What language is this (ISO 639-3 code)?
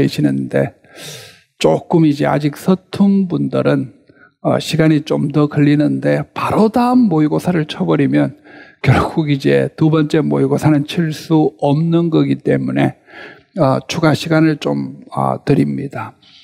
kor